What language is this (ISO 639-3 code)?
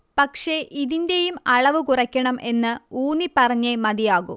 mal